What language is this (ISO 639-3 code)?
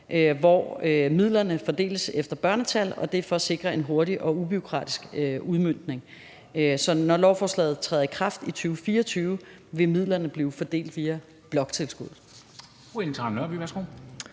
dan